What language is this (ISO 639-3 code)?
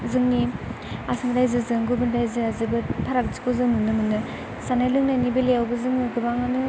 brx